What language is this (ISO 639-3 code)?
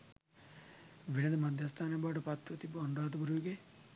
sin